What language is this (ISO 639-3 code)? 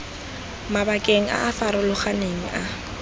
tsn